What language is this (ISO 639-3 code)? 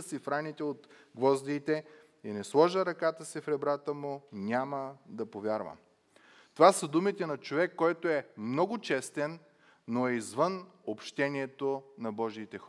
bul